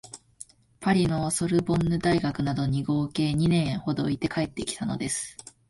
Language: Japanese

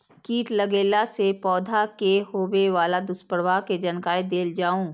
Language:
Maithili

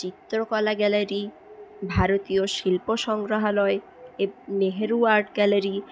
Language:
Bangla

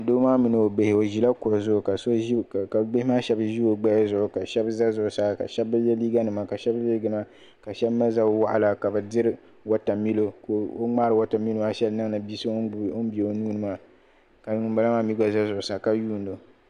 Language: Dagbani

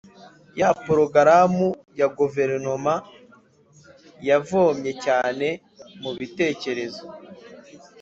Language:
Kinyarwanda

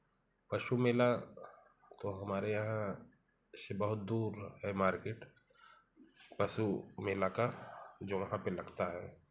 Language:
Hindi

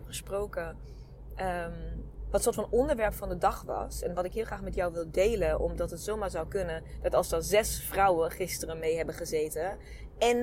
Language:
Dutch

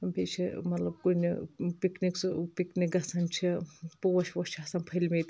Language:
Kashmiri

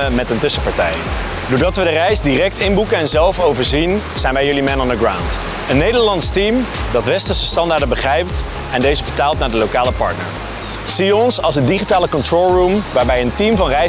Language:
Dutch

